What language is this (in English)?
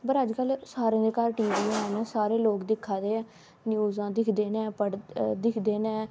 Dogri